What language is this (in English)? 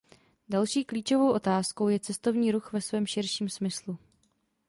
Czech